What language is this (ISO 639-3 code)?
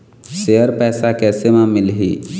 hne